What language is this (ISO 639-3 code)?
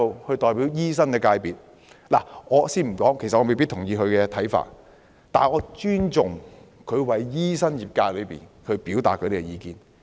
yue